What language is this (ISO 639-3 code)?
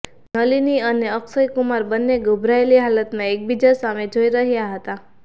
guj